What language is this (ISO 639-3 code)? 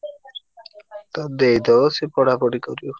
ori